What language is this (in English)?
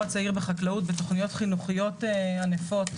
Hebrew